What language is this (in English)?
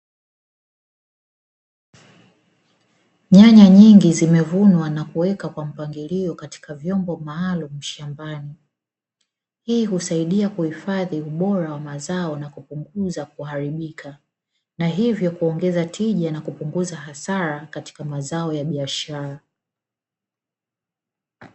Swahili